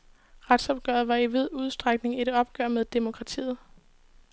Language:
Danish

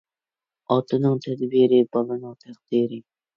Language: Uyghur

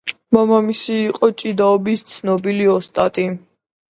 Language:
Georgian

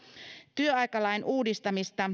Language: Finnish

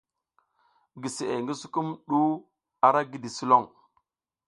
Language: South Giziga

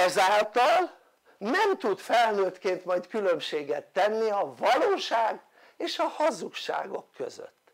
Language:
Hungarian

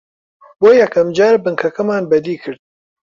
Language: Central Kurdish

